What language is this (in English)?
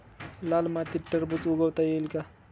Marathi